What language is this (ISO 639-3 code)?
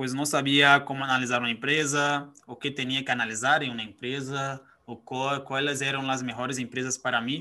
spa